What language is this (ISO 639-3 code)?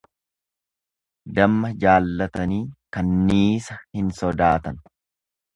orm